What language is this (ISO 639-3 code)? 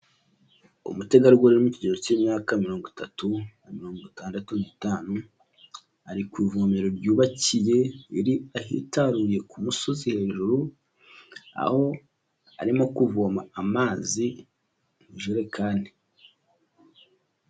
kin